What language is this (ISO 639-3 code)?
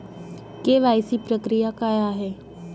mar